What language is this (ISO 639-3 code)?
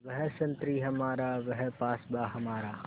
hin